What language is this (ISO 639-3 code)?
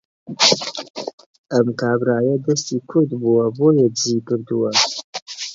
ckb